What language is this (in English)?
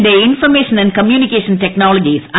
Malayalam